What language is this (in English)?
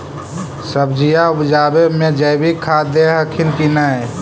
Magahi